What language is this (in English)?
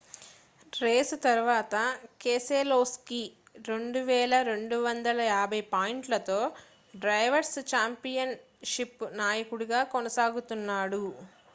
Telugu